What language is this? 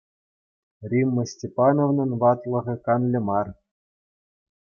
Chuvash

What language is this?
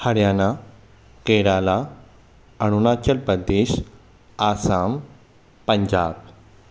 Sindhi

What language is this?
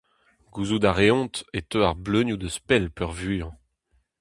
Breton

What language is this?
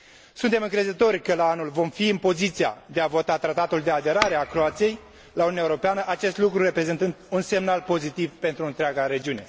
Romanian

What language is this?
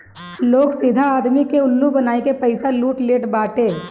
Bhojpuri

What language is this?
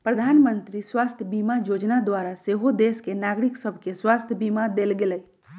Magahi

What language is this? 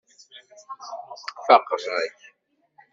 Kabyle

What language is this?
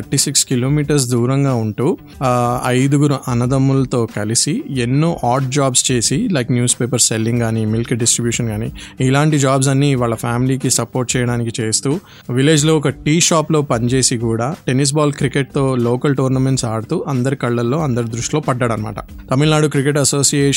Telugu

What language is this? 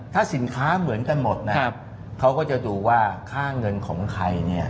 Thai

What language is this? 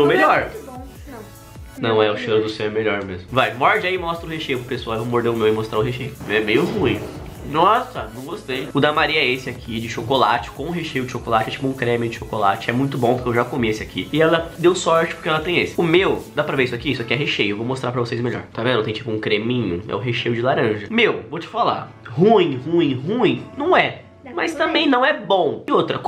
Portuguese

